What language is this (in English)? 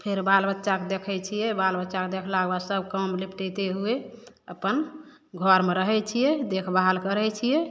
Maithili